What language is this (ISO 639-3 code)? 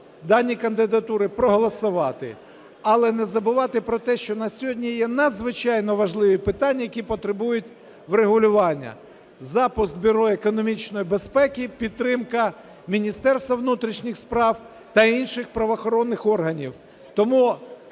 ukr